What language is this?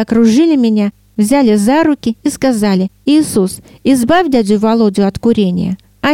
Russian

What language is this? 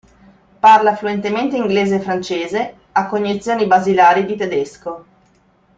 Italian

